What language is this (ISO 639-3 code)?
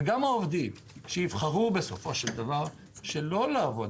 heb